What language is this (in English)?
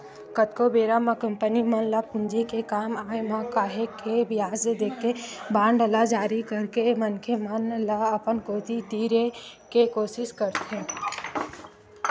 Chhattisgarhi